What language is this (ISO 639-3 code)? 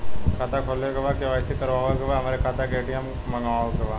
bho